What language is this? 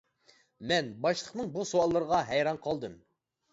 Uyghur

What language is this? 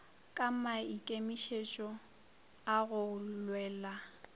Northern Sotho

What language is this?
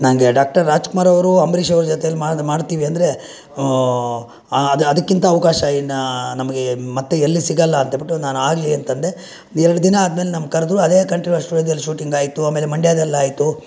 Kannada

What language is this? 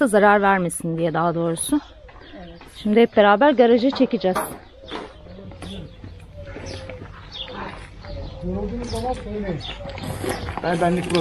Turkish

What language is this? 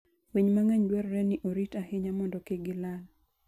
Luo (Kenya and Tanzania)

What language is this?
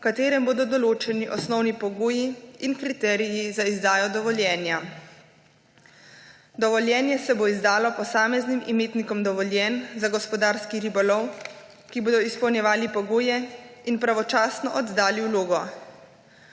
Slovenian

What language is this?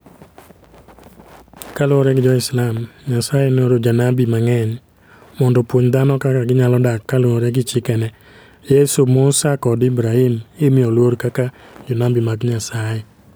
Luo (Kenya and Tanzania)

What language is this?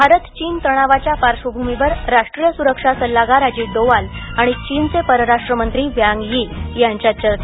Marathi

